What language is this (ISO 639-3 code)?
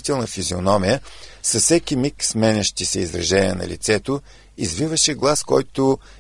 bul